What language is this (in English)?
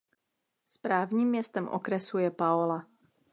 Czech